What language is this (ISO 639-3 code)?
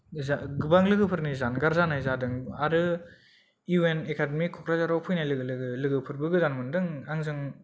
brx